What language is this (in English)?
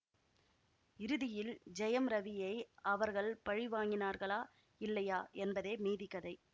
Tamil